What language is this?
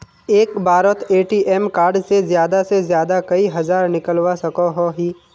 Magahi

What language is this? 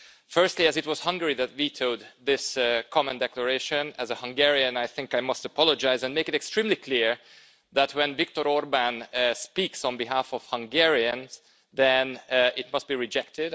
English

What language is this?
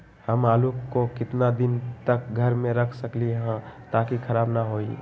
Magahi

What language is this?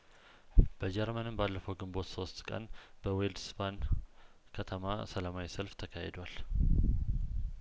Amharic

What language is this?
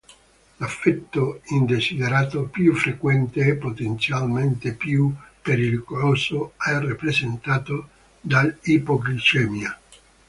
Italian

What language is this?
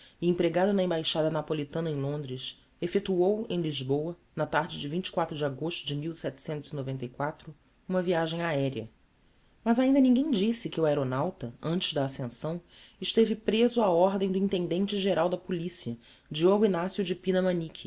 Portuguese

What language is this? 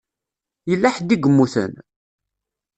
Kabyle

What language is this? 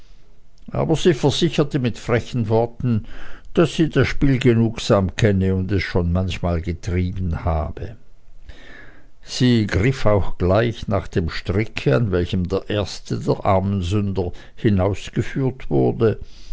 German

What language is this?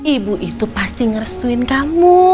Indonesian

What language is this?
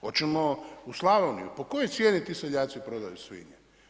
Croatian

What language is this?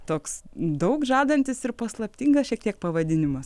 Lithuanian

